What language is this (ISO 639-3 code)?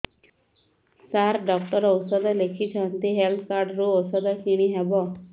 ori